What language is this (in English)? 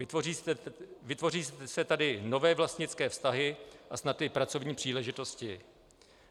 Czech